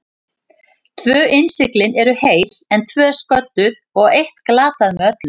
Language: Icelandic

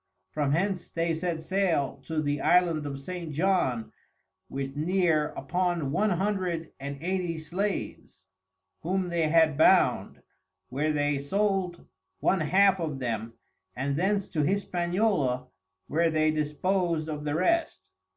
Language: English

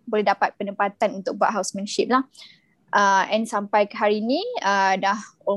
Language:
Malay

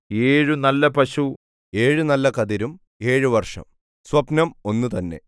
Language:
Malayalam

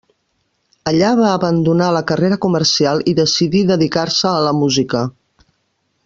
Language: Catalan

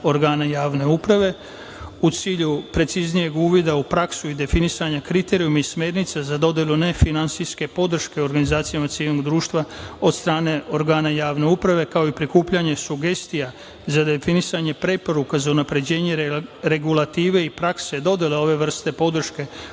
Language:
Serbian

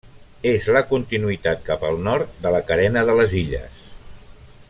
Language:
Catalan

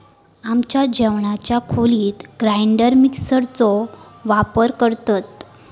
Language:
Marathi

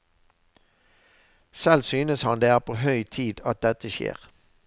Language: Norwegian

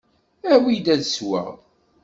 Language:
Kabyle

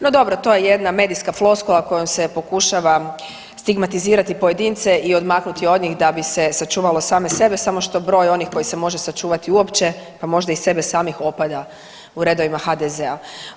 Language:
Croatian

